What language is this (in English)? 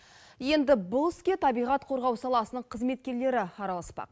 Kazakh